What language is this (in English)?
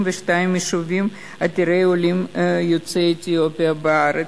Hebrew